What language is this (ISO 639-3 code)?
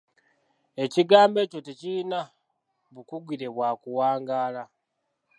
lug